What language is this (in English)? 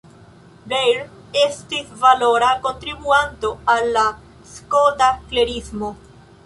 Esperanto